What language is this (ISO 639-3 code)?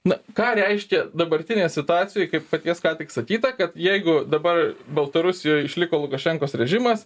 lit